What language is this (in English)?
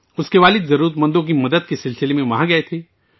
Urdu